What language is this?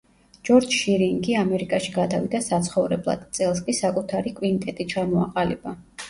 Georgian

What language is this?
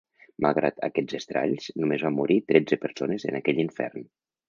Catalan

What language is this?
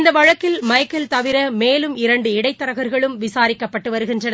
Tamil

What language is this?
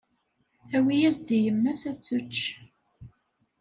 Kabyle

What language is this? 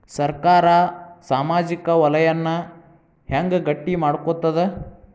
Kannada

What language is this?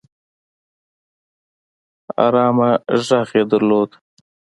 Pashto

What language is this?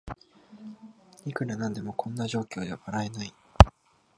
Japanese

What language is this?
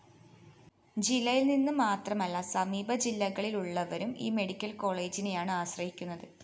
Malayalam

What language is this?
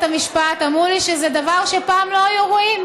Hebrew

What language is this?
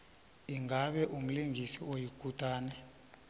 South Ndebele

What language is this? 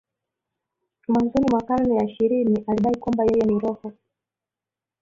Swahili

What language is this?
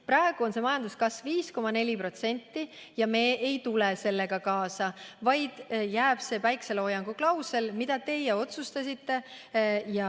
Estonian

